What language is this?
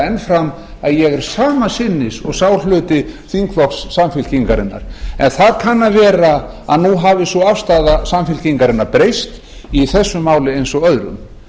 Icelandic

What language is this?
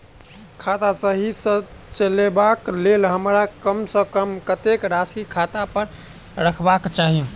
Maithili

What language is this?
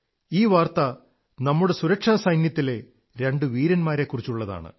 Malayalam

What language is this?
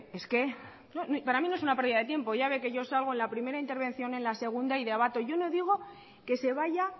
Spanish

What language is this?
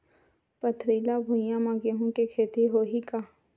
Chhattisgarhi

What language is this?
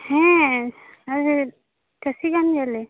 Santali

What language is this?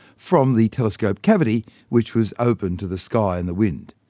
English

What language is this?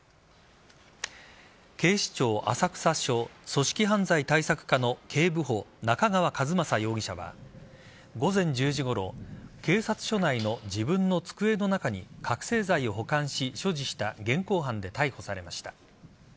Japanese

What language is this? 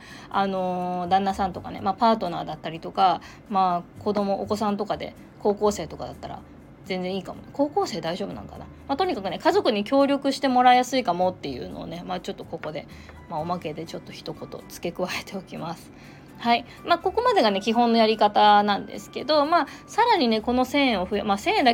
Japanese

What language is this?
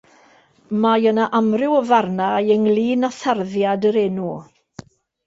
Welsh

